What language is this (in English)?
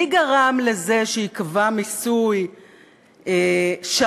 Hebrew